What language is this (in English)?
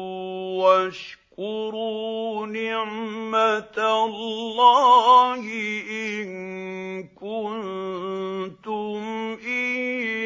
Arabic